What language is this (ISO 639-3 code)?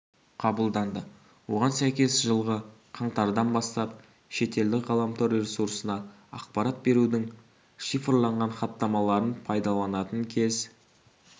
kaz